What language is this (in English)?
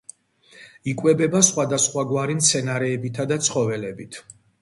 Georgian